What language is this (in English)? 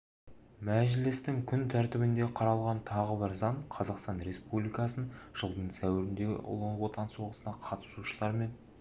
Kazakh